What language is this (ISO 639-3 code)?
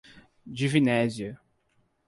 por